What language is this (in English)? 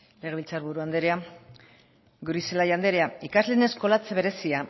Basque